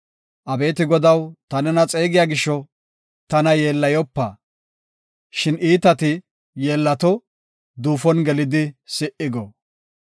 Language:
Gofa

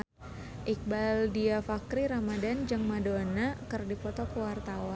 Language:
Sundanese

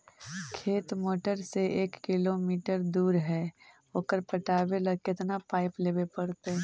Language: Magahi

